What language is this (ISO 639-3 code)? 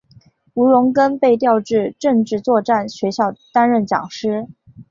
zho